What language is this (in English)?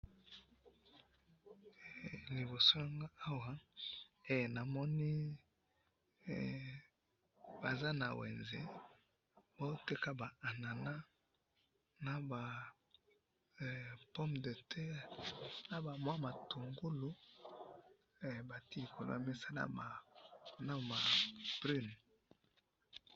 Lingala